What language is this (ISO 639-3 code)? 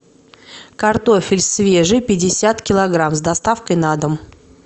rus